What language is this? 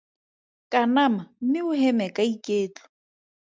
Tswana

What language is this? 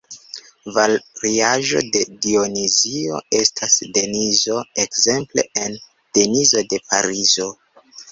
Esperanto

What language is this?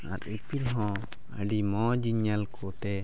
Santali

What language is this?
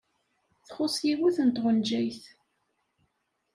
Kabyle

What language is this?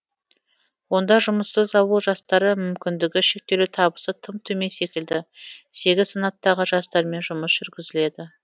Kazakh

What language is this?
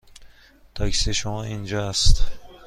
Persian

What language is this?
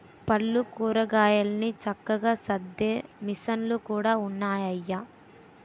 Telugu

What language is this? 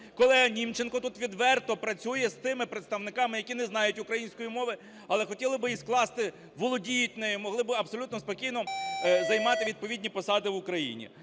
Ukrainian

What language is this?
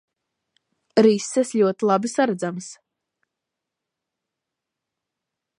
Latvian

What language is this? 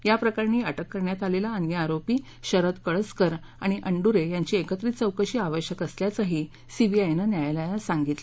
Marathi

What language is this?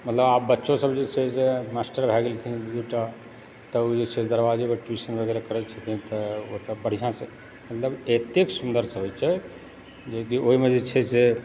Maithili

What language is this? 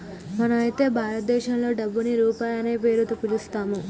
Telugu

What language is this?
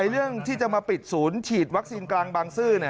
Thai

